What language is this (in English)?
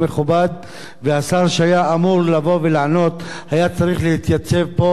Hebrew